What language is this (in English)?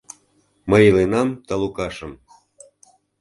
Mari